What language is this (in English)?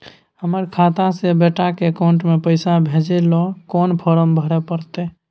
Maithili